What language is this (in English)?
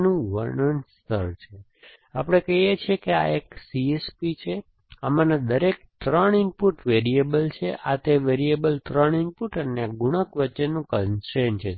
Gujarati